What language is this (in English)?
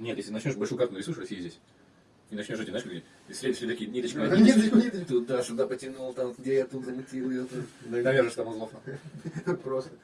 Russian